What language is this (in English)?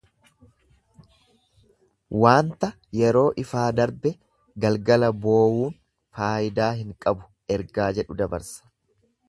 Oromo